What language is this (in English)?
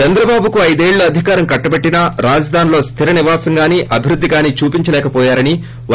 Telugu